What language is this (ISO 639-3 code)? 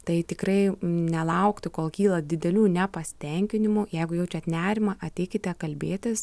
lit